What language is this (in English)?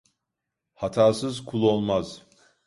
Turkish